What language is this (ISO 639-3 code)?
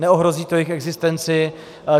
ces